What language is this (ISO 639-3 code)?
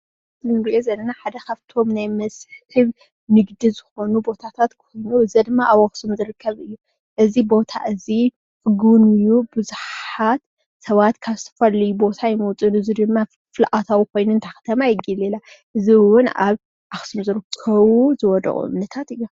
tir